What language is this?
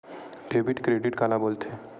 Chhattisgarhi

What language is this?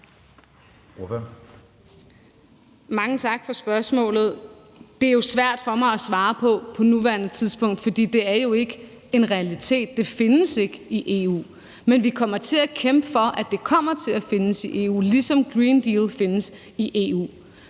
Danish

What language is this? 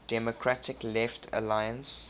English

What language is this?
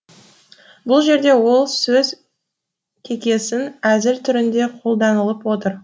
Kazakh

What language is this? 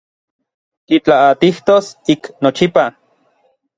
Orizaba Nahuatl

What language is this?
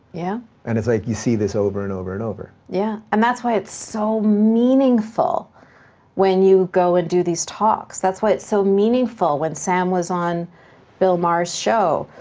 English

